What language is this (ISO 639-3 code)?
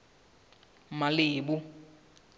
sot